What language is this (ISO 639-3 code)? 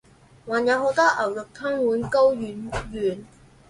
zho